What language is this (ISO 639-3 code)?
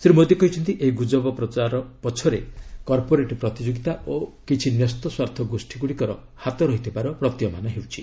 ori